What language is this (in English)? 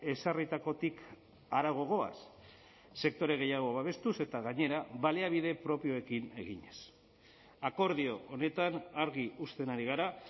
Basque